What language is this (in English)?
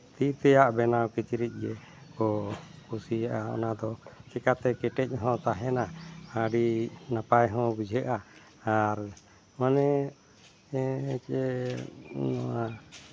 Santali